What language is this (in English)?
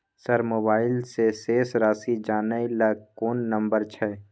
Maithili